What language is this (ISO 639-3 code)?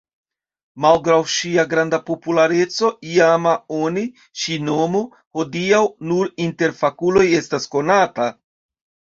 epo